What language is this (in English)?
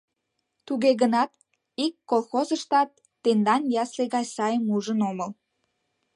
Mari